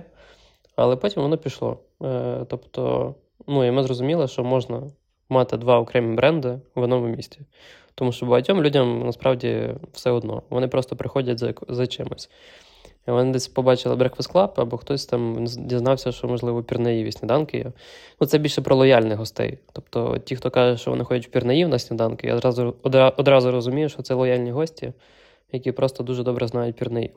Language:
Ukrainian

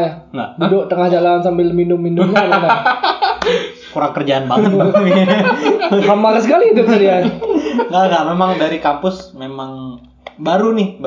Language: Indonesian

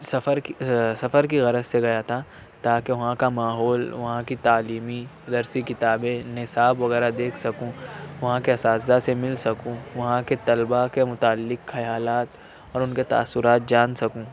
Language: Urdu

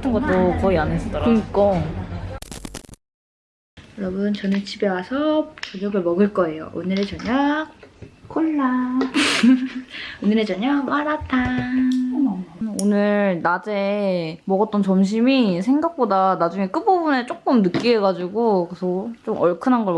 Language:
Korean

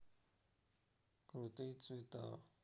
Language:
Russian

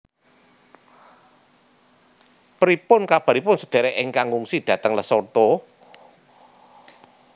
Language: Javanese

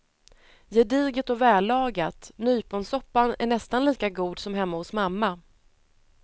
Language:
Swedish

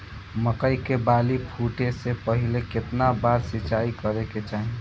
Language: Bhojpuri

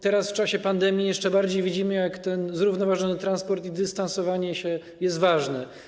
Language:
Polish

